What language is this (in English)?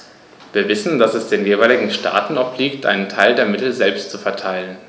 German